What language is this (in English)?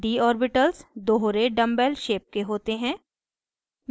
Hindi